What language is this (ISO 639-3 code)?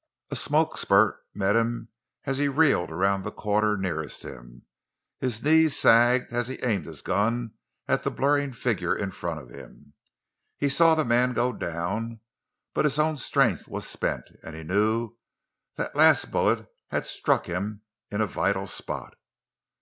eng